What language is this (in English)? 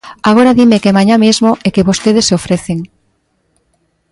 Galician